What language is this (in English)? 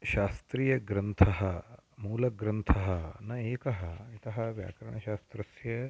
Sanskrit